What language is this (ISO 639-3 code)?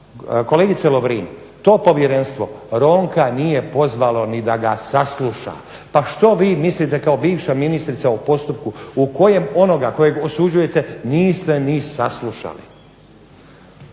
hrv